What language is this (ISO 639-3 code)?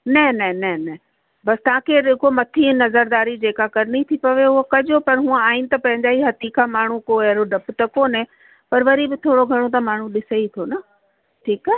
snd